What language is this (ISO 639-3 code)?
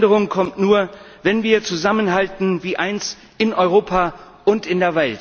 deu